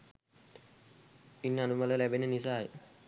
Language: Sinhala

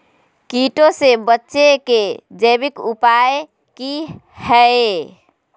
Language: Magahi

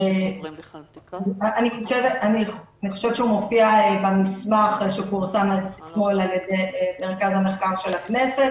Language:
Hebrew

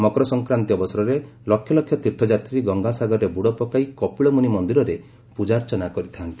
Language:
Odia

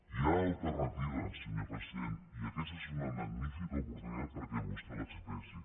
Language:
Catalan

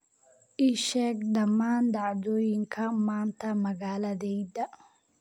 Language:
Somali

